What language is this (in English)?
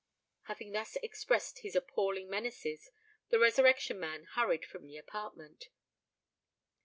English